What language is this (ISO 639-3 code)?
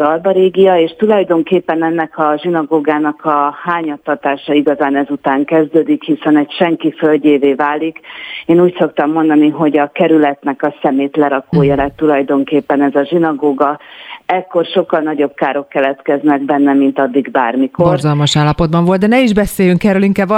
hun